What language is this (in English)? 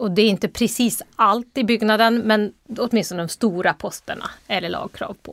Swedish